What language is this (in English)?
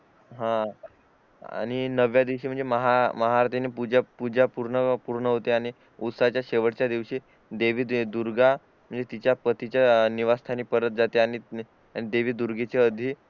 Marathi